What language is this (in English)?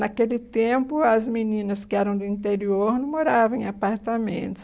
Portuguese